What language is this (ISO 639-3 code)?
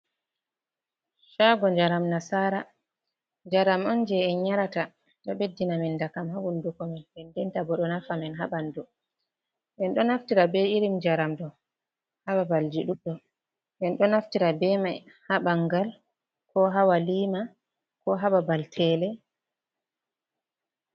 ful